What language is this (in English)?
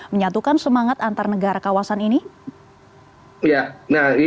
Indonesian